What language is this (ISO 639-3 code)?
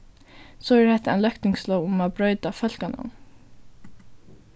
fao